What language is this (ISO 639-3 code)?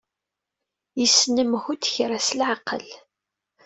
kab